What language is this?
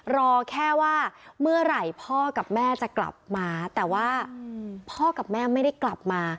Thai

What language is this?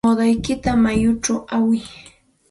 Santa Ana de Tusi Pasco Quechua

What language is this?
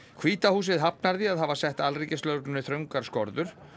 Icelandic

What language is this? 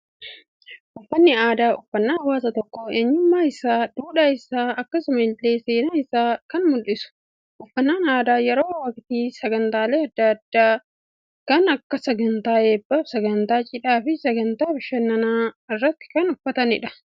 Oromo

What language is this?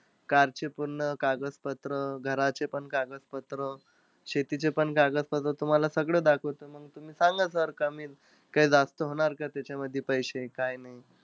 Marathi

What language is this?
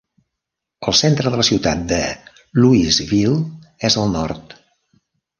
Catalan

